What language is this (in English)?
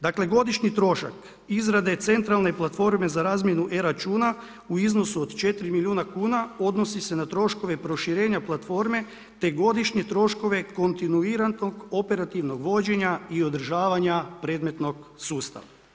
Croatian